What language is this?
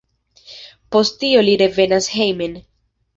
Esperanto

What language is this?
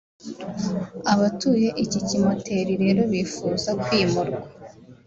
Kinyarwanda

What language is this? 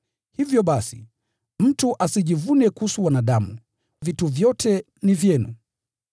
Swahili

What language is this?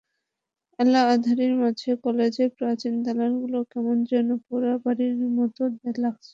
Bangla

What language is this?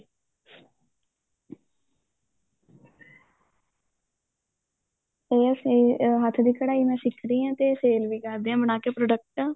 Punjabi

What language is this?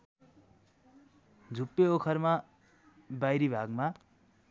Nepali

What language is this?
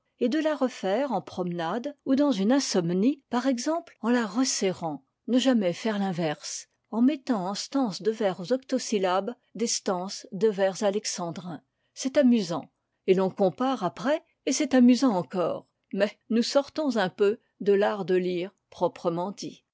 French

